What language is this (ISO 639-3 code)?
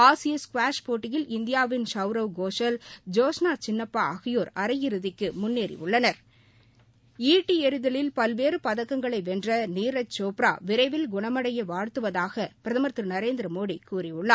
tam